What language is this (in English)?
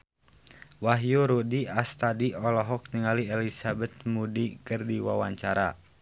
Sundanese